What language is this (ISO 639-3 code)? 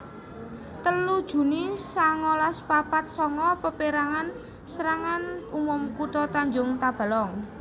jav